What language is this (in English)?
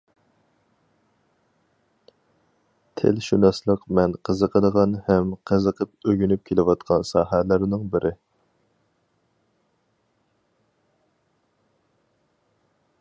Uyghur